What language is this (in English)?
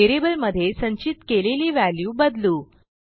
Marathi